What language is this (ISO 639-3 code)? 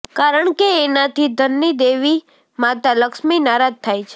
guj